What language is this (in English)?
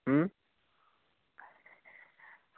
Dogri